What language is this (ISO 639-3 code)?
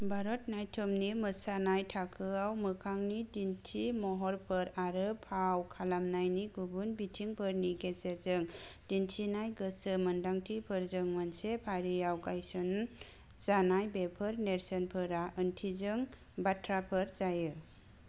brx